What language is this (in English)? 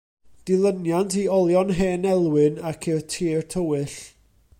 Welsh